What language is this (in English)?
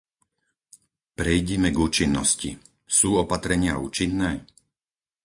Slovak